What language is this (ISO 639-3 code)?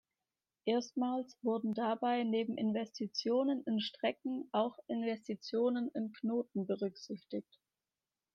deu